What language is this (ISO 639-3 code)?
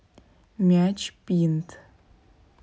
rus